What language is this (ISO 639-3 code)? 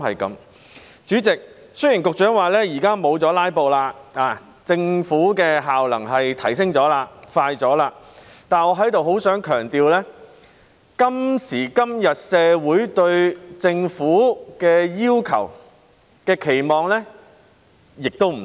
yue